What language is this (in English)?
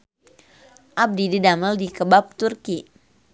Sundanese